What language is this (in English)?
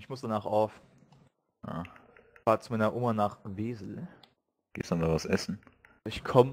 German